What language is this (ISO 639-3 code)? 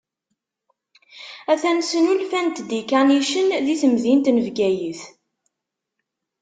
kab